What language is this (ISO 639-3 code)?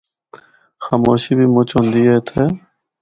hno